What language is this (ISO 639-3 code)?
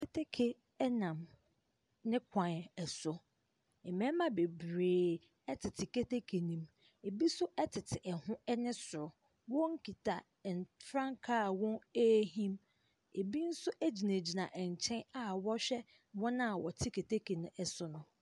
aka